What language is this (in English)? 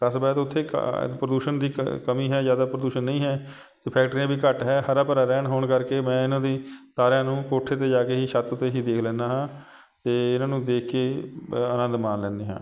Punjabi